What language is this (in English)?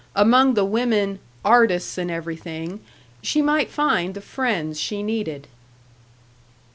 English